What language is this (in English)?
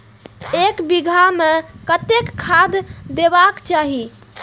Maithili